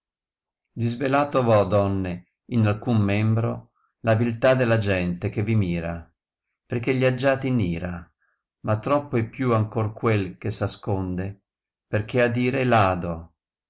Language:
Italian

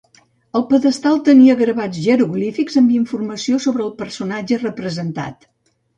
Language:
Catalan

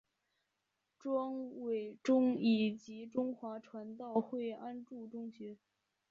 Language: Chinese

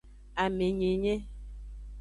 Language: Aja (Benin)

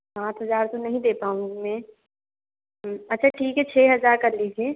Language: Hindi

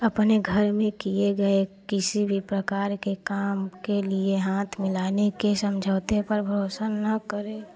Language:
Hindi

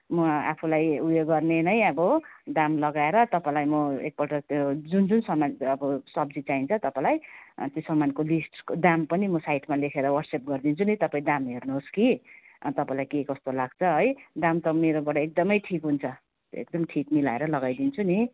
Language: Nepali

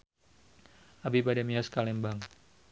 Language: Sundanese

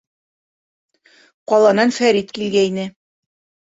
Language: Bashkir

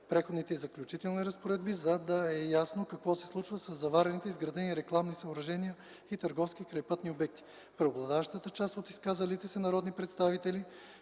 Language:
Bulgarian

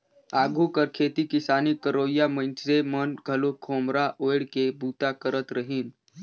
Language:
Chhattisgarhi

